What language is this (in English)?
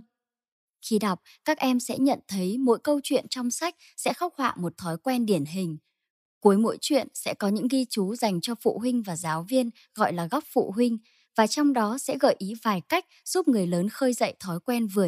Vietnamese